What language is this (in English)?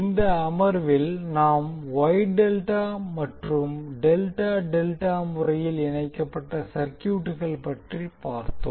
Tamil